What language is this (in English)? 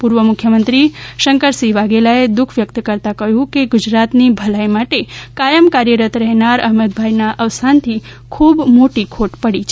Gujarati